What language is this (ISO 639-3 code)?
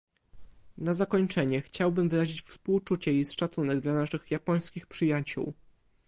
pol